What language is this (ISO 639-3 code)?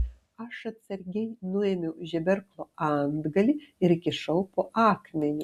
lit